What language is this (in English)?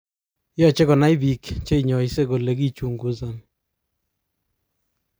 Kalenjin